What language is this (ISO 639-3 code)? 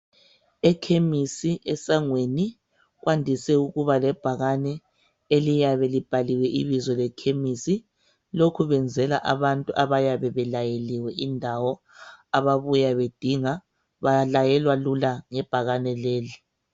nde